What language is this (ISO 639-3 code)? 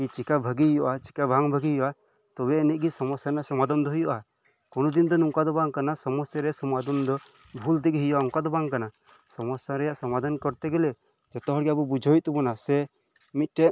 sat